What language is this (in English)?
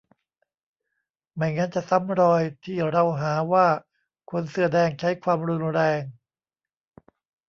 Thai